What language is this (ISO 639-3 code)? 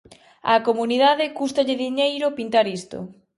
glg